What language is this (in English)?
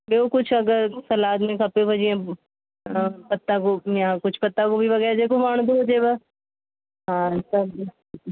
Sindhi